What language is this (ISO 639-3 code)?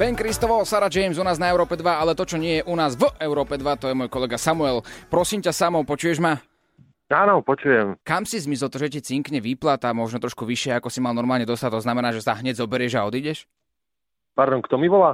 slk